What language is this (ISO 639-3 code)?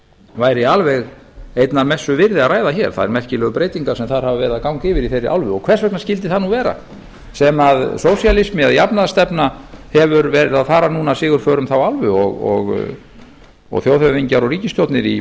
isl